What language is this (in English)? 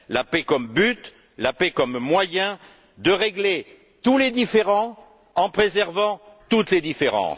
French